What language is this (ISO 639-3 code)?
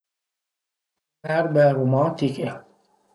pms